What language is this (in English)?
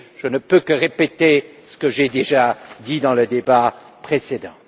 French